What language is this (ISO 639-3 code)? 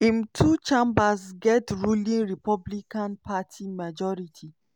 pcm